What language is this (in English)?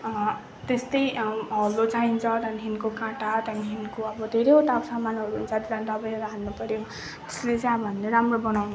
Nepali